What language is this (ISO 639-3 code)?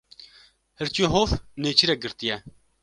kur